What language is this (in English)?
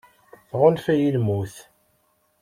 Kabyle